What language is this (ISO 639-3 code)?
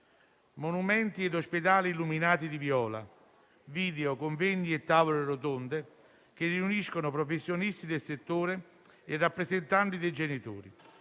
ita